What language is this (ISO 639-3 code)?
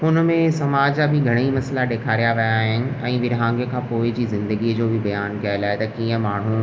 snd